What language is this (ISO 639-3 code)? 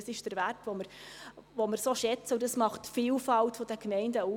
gsw